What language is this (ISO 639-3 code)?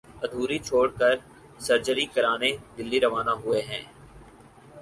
urd